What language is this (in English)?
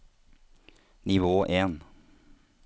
Norwegian